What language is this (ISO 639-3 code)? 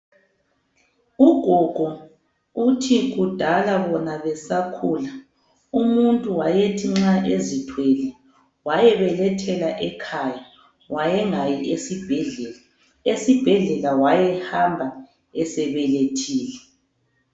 nde